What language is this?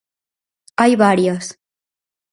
Galician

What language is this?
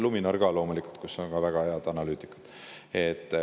Estonian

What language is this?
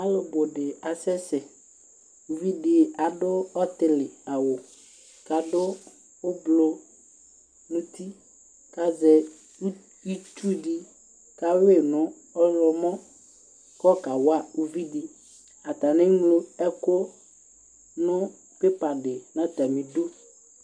Ikposo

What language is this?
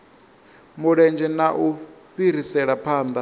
Venda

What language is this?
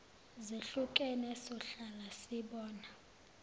Zulu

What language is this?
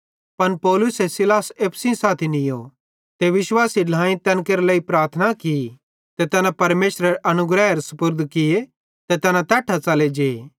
Bhadrawahi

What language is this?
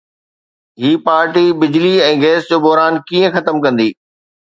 Sindhi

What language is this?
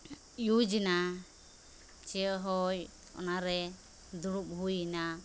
Santali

